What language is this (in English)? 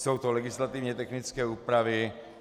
Czech